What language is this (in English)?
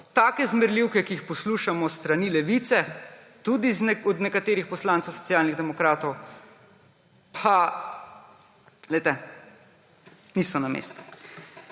Slovenian